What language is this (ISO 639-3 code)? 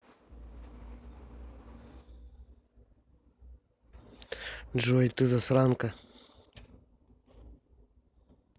rus